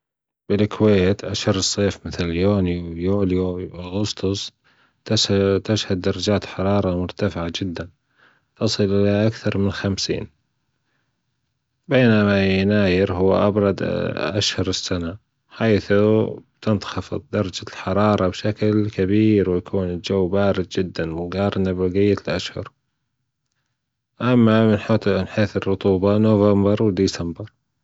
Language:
Gulf Arabic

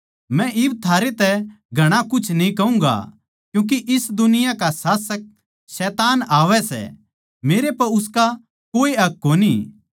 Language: Haryanvi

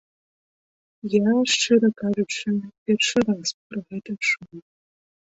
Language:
Belarusian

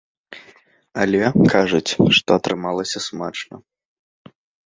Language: Belarusian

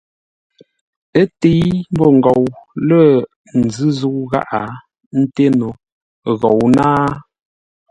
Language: Ngombale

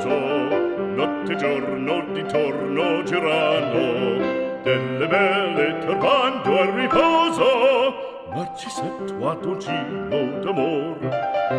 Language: German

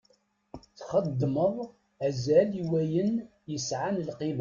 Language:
Kabyle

